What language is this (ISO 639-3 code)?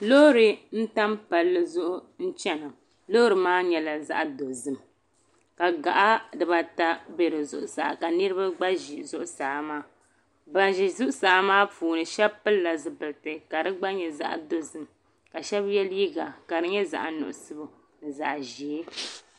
dag